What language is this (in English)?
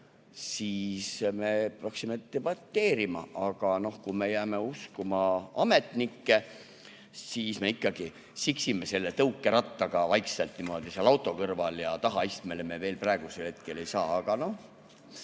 Estonian